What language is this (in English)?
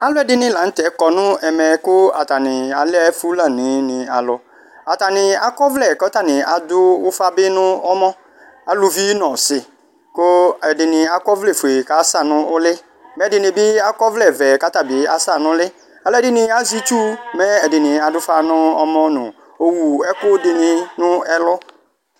Ikposo